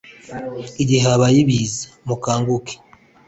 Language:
Kinyarwanda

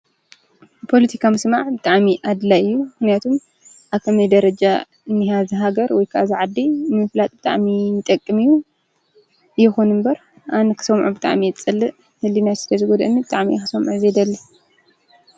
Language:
Tigrinya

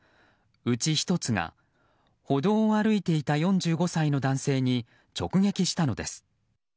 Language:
Japanese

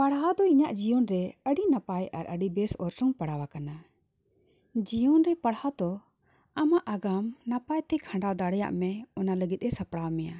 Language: Santali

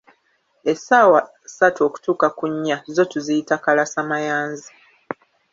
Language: Ganda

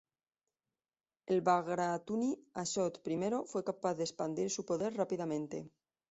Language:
Spanish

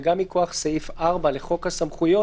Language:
Hebrew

